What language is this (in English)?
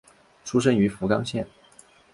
Chinese